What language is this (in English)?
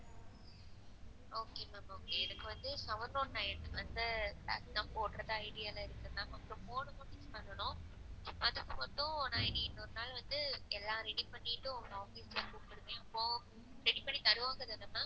Tamil